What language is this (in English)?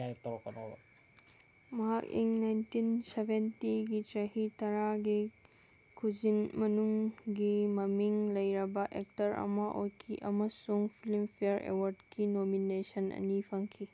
Manipuri